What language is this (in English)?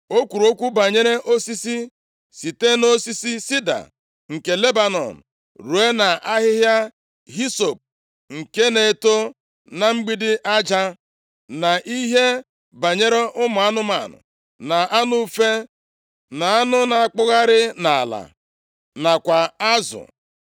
Igbo